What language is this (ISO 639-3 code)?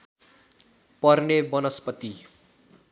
nep